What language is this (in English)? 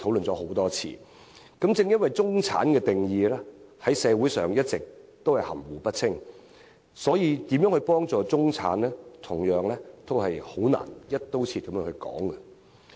Cantonese